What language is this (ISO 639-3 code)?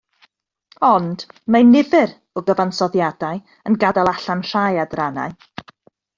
cym